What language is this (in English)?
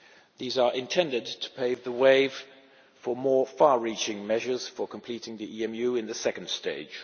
English